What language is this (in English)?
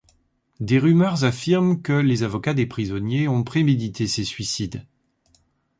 French